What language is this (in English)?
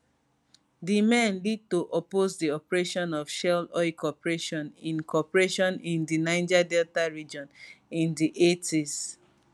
Nigerian Pidgin